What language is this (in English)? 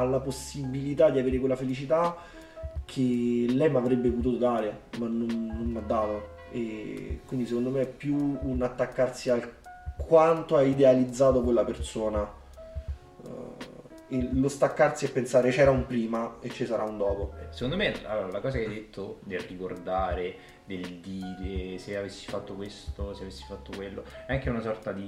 Italian